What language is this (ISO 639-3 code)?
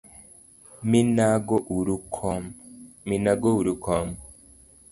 luo